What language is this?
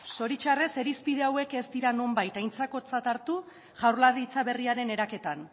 Basque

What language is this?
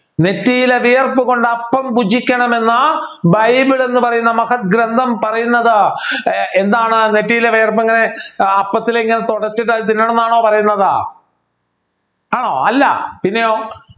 Malayalam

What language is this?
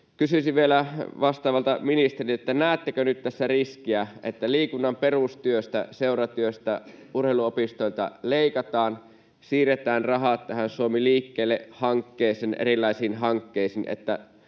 Finnish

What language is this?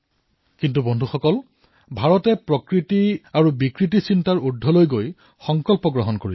Assamese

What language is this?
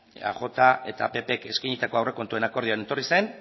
Basque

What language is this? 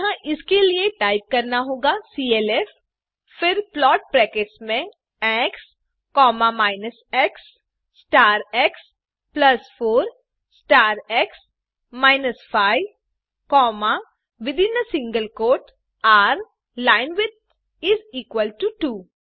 Hindi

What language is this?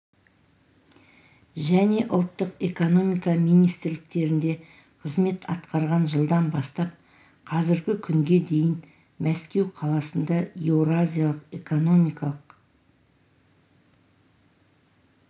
Kazakh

